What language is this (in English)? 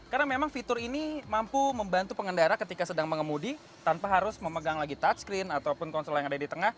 Indonesian